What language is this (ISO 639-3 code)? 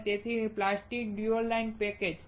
guj